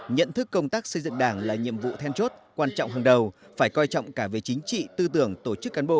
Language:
Vietnamese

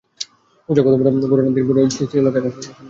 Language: Bangla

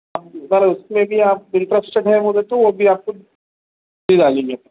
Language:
Urdu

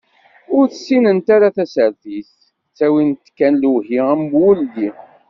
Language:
Kabyle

